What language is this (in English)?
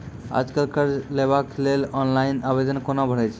Maithili